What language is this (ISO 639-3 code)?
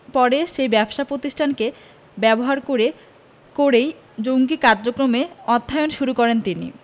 ben